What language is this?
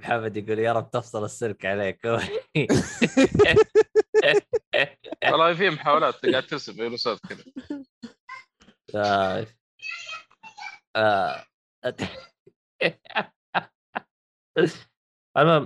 Arabic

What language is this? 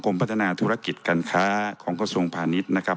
Thai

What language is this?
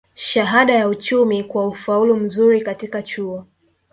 Swahili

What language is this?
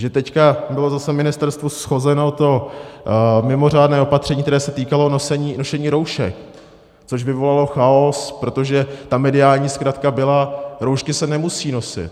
Czech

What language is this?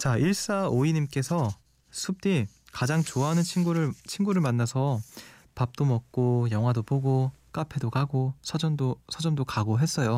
Korean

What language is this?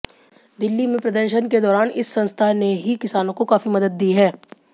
Hindi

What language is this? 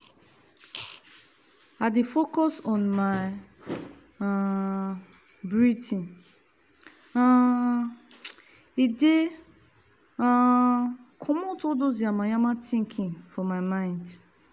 Nigerian Pidgin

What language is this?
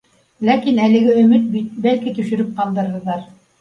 Bashkir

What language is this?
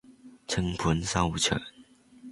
Cantonese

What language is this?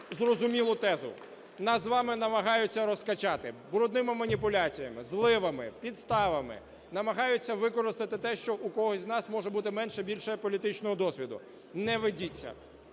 Ukrainian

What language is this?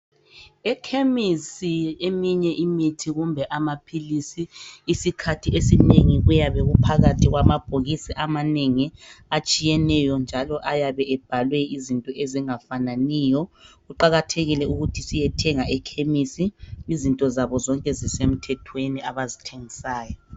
North Ndebele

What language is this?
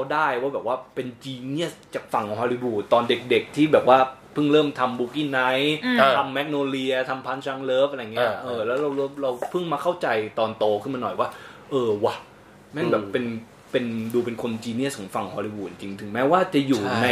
Thai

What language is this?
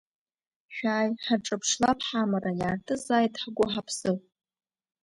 Abkhazian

